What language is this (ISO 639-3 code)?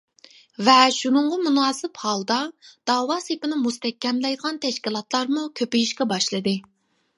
uig